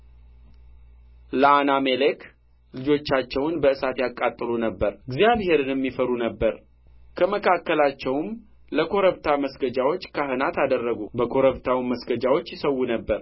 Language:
Amharic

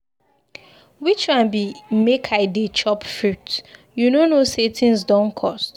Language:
Nigerian Pidgin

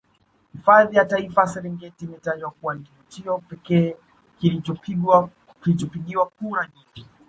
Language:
Swahili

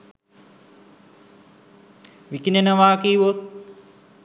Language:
Sinhala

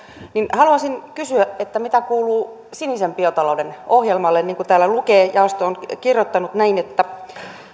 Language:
Finnish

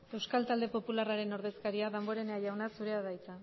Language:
Basque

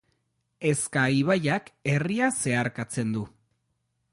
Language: Basque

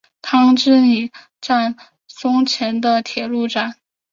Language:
Chinese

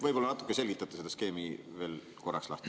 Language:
Estonian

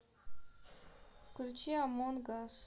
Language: Russian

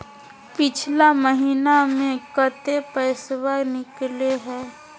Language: Magahi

